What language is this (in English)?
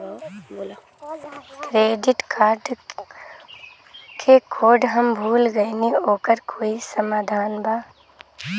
Bhojpuri